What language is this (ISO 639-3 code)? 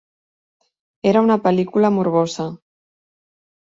cat